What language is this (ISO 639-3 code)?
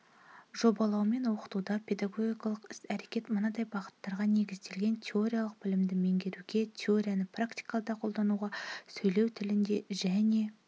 kaz